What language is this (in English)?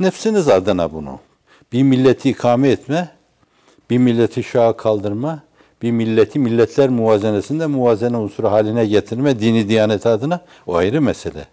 Turkish